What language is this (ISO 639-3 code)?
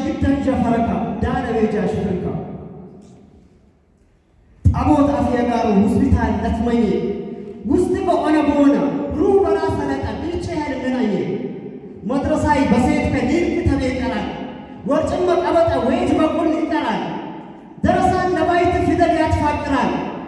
amh